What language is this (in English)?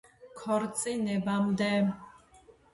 Georgian